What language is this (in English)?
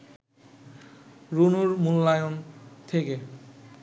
Bangla